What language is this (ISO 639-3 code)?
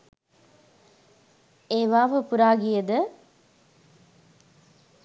sin